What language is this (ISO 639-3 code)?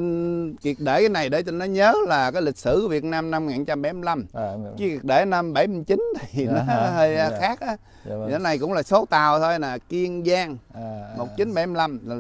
vie